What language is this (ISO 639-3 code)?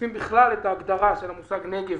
heb